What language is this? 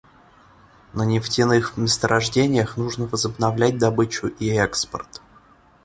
Russian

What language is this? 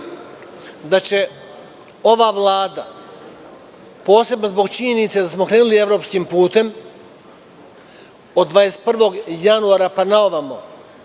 Serbian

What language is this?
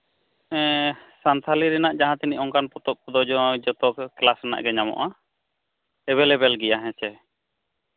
Santali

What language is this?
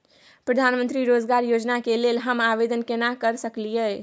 Maithili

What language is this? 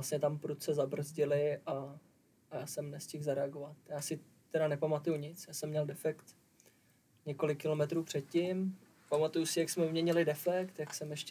Czech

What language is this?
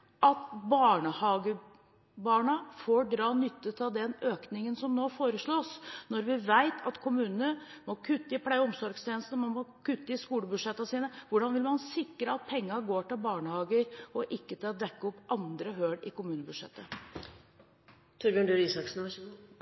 Norwegian Bokmål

